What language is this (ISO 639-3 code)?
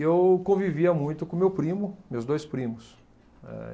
por